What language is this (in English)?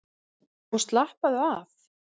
Icelandic